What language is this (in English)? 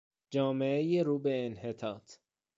Persian